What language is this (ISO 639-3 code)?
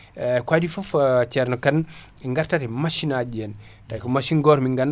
ful